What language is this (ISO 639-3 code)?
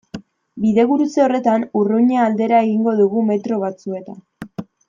eus